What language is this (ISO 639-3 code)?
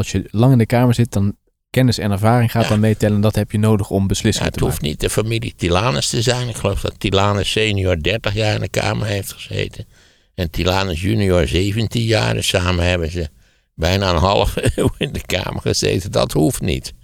nld